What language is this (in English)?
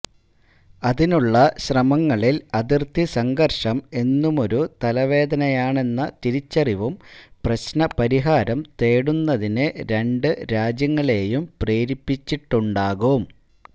Malayalam